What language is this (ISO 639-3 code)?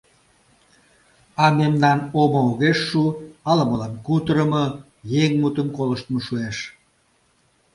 chm